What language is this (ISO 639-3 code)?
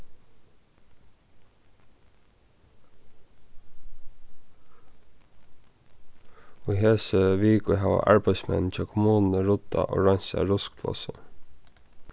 fao